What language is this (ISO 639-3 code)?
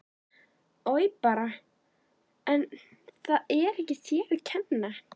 isl